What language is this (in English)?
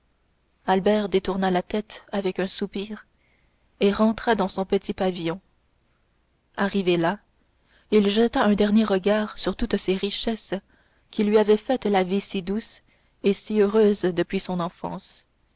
French